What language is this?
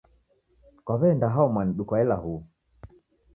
Taita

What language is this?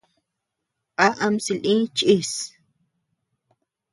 Tepeuxila Cuicatec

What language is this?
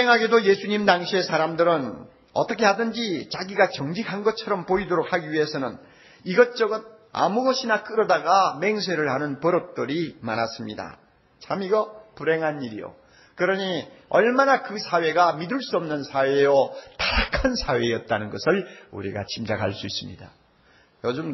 Korean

